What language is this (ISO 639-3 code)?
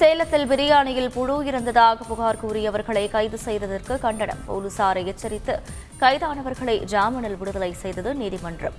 tam